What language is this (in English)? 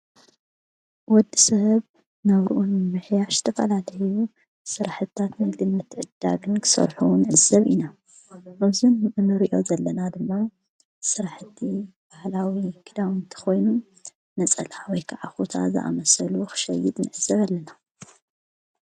Tigrinya